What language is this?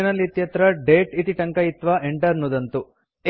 Sanskrit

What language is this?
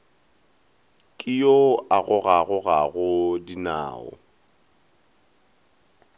Northern Sotho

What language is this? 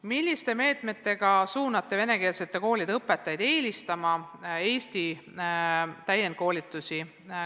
Estonian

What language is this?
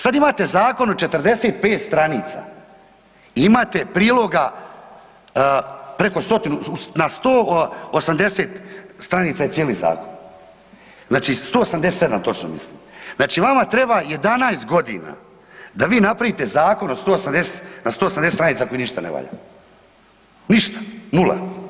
Croatian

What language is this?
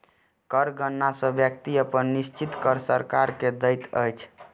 Maithili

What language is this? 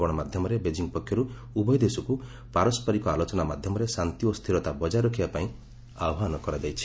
Odia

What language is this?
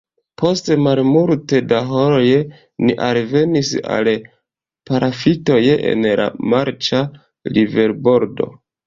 Esperanto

